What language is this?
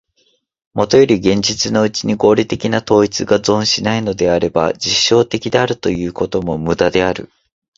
Japanese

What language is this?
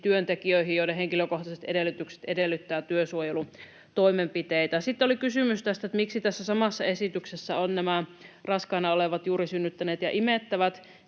Finnish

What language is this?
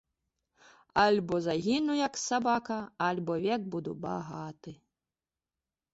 Belarusian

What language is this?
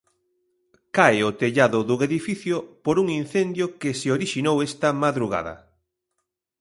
Galician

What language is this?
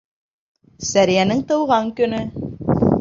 Bashkir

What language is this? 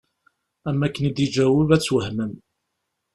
Kabyle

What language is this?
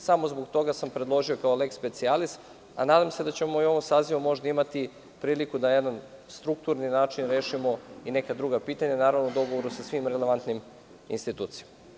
Serbian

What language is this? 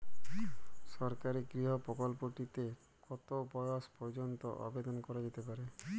Bangla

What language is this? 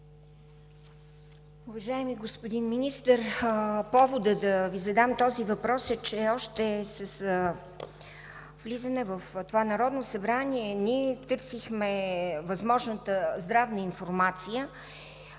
Bulgarian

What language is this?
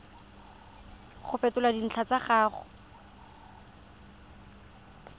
Tswana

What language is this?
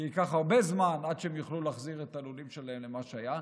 Hebrew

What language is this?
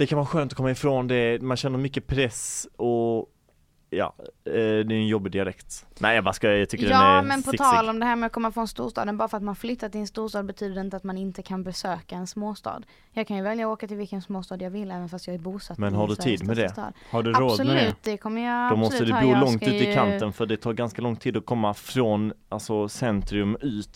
Swedish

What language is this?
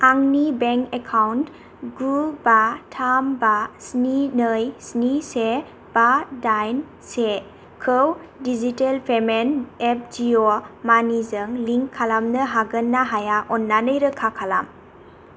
Bodo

